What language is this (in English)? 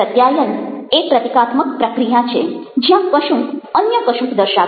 Gujarati